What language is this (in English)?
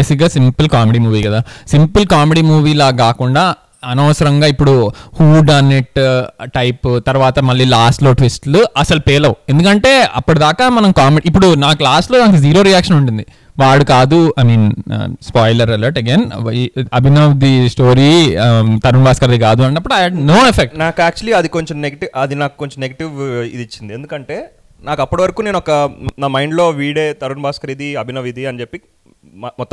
Telugu